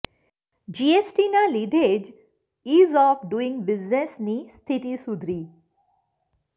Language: Gujarati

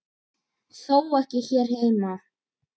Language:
Icelandic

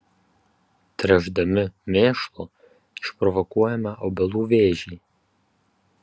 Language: Lithuanian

